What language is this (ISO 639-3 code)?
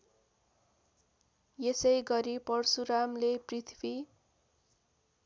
nep